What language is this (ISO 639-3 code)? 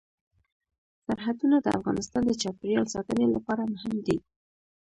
pus